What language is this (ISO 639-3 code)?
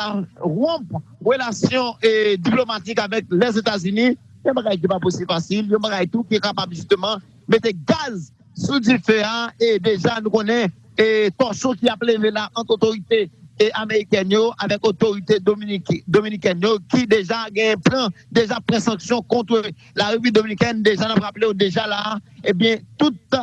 fra